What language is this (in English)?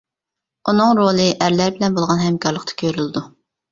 Uyghur